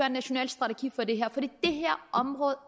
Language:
Danish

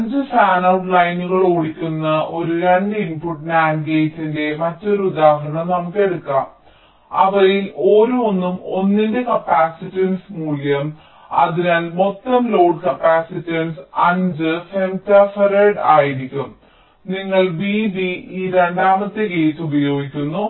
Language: Malayalam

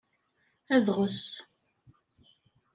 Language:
Kabyle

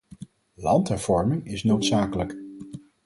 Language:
Dutch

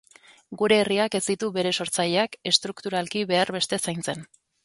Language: Basque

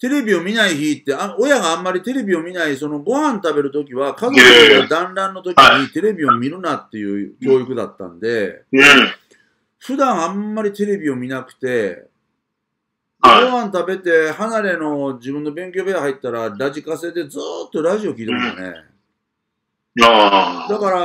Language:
Japanese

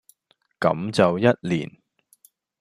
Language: Cantonese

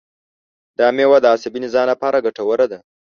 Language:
Pashto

